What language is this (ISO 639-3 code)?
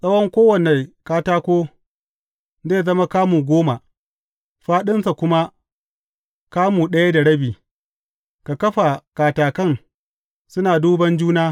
hau